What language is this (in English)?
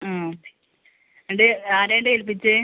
Malayalam